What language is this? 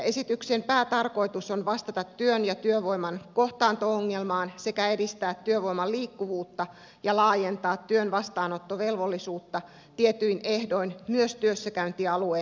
Finnish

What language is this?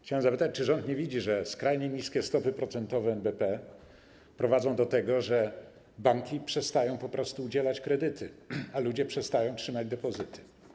Polish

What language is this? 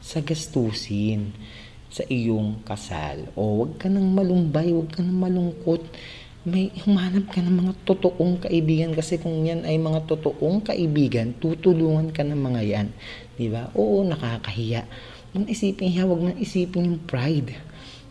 Filipino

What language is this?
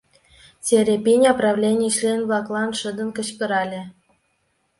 Mari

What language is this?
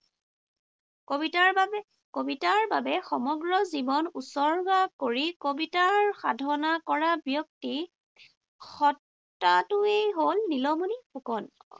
Assamese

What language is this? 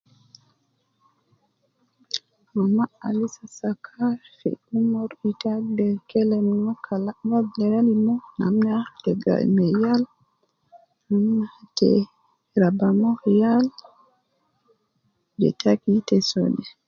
Nubi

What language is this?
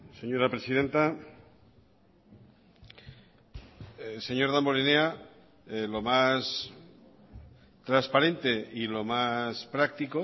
Spanish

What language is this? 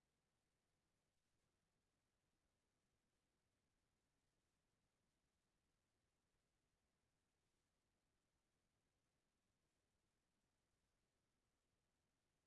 Turkish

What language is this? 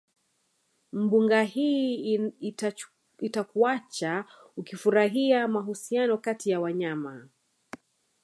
Swahili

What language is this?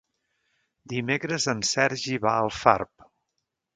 Catalan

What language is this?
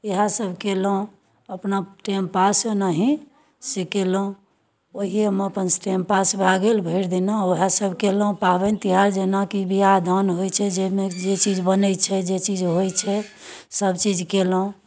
Maithili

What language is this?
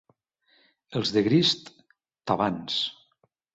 Catalan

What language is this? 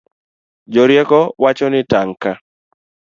Luo (Kenya and Tanzania)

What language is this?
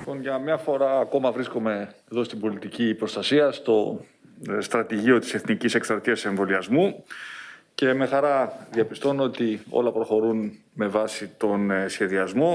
Greek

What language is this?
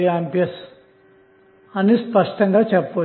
Telugu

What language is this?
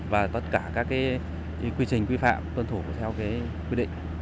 Vietnamese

